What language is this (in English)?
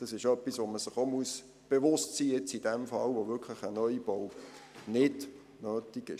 Swiss German